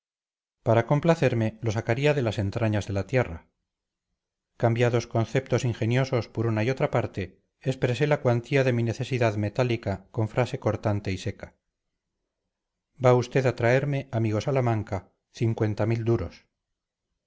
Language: Spanish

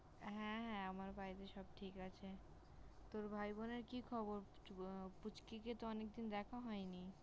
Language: Bangla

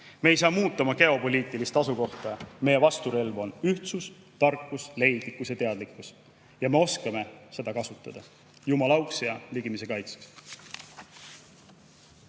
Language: Estonian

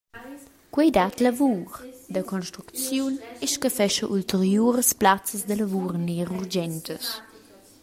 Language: Romansh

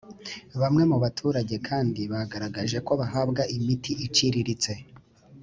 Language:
Kinyarwanda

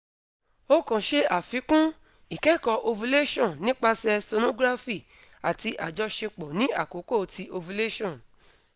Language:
Yoruba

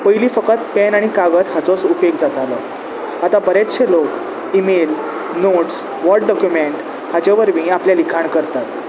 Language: Konkani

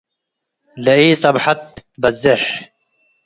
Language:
Tigre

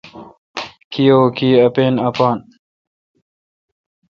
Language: Kalkoti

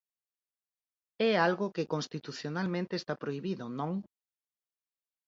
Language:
Galician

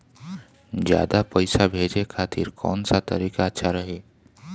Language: Bhojpuri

